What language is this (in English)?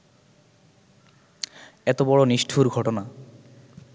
Bangla